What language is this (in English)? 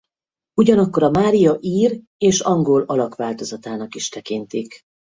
Hungarian